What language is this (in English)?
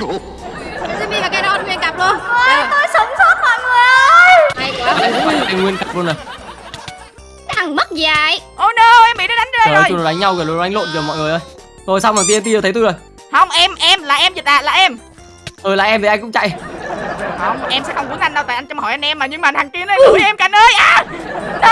Vietnamese